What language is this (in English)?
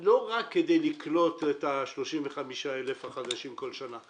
Hebrew